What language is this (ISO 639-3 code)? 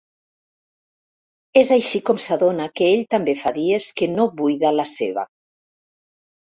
cat